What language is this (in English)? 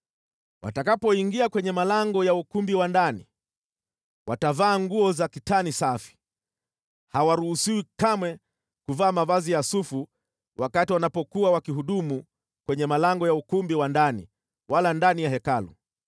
Swahili